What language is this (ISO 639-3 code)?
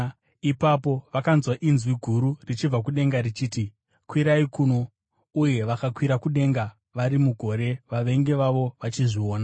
sna